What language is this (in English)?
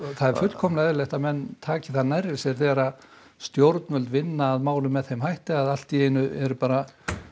Icelandic